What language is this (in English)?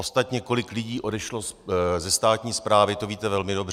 Czech